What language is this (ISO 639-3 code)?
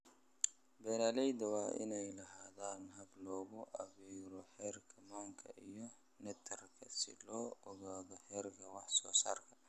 som